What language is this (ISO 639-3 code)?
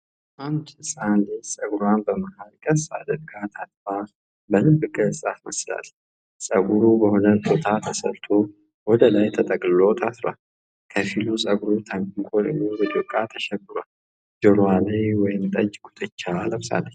amh